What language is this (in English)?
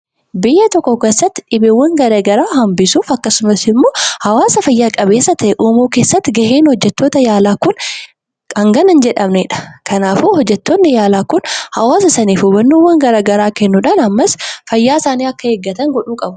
Oromo